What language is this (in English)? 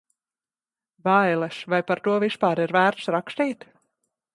Latvian